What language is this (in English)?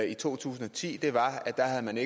Danish